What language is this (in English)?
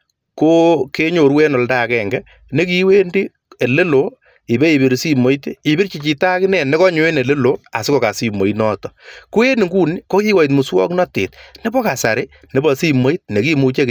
Kalenjin